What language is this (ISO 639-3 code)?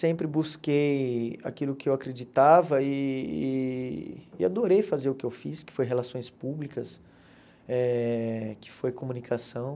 por